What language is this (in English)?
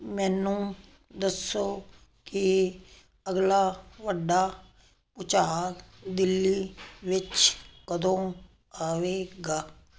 Punjabi